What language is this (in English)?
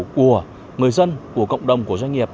Vietnamese